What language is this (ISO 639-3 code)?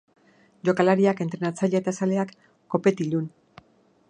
eus